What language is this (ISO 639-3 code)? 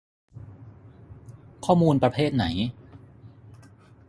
tha